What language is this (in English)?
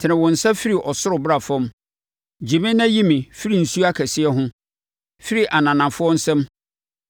Akan